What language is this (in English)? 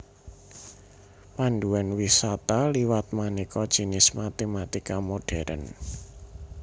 Javanese